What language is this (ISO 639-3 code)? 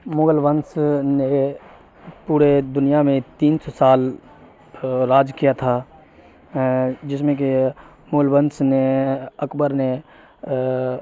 urd